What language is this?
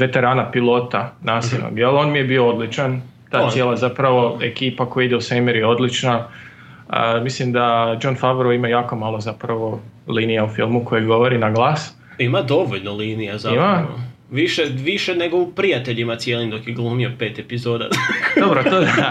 Croatian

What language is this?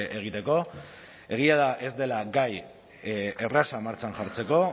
Basque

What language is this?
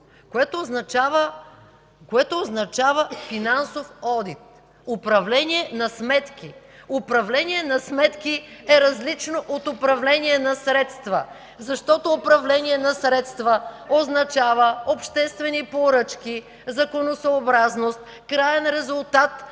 Bulgarian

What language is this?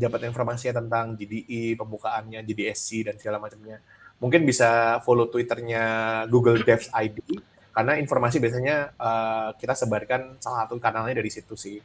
Indonesian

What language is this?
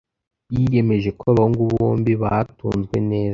Kinyarwanda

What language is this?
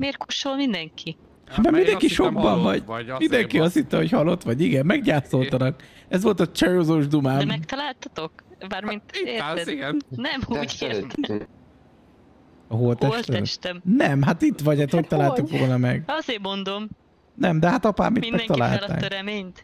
Hungarian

